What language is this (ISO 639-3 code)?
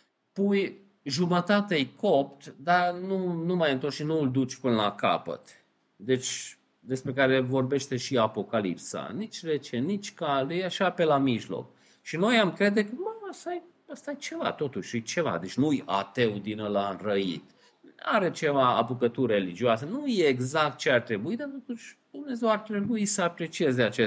ron